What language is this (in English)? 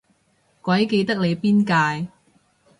Cantonese